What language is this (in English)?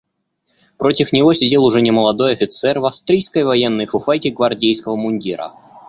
Russian